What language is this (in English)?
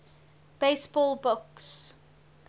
English